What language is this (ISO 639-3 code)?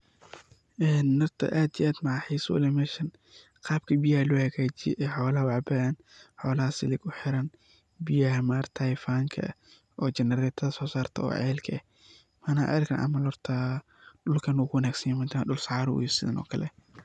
som